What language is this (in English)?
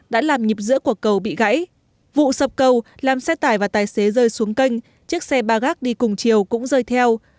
Vietnamese